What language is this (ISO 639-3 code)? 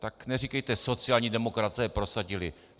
ces